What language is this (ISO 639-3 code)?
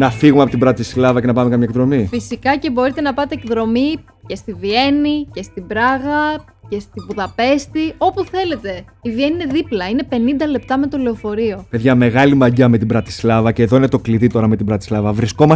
ell